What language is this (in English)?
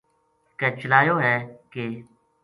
Gujari